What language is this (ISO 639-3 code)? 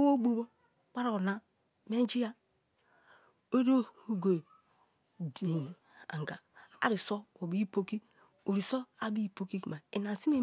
ijn